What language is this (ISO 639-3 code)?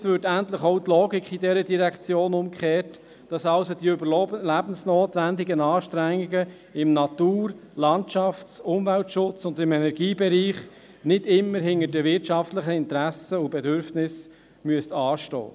gsw